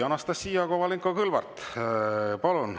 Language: Estonian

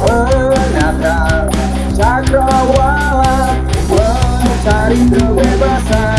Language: Indonesian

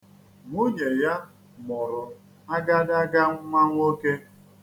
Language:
Igbo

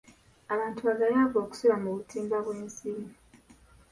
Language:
Ganda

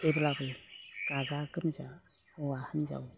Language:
Bodo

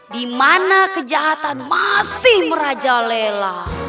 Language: Indonesian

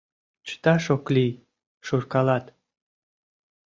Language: Mari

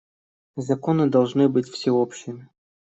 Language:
Russian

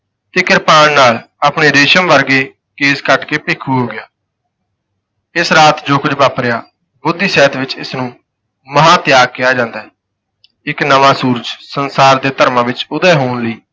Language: Punjabi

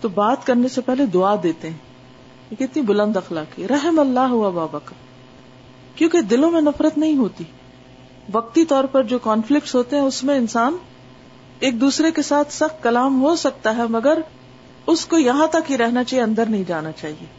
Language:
Urdu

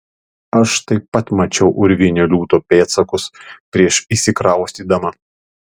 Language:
Lithuanian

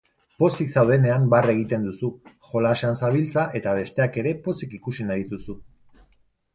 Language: Basque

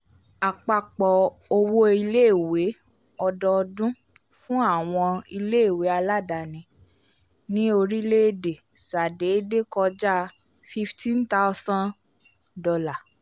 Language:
Yoruba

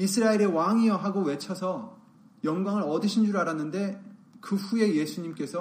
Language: Korean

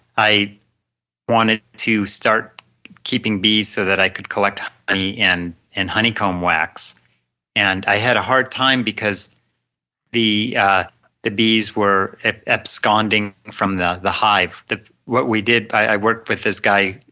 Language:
English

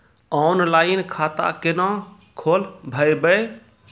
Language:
Maithili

